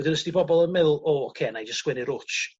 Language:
Welsh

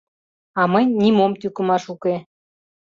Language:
Mari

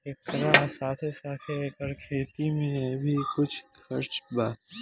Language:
Bhojpuri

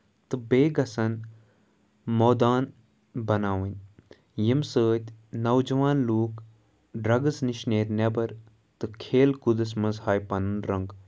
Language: Kashmiri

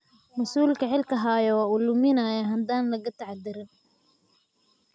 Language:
Somali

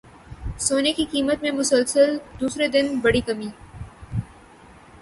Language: Urdu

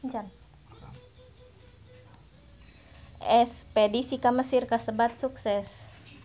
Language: Sundanese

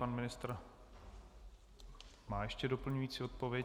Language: Czech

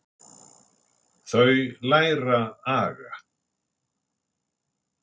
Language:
Icelandic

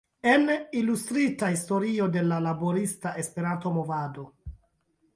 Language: Esperanto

